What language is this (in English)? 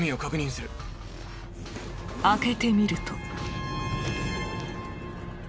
Japanese